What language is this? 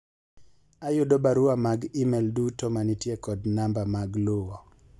Luo (Kenya and Tanzania)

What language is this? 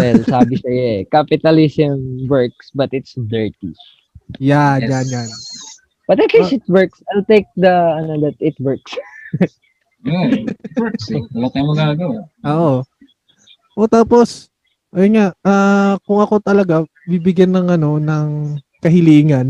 Filipino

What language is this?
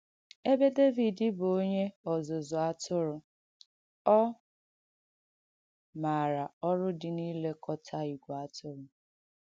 Igbo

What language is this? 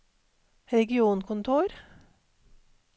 Norwegian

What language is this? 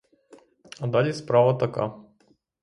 Ukrainian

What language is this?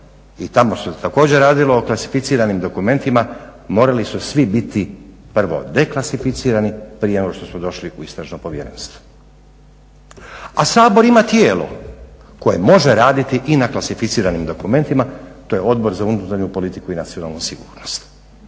Croatian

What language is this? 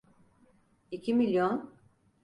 Turkish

